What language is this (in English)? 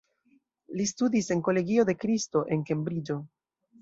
Esperanto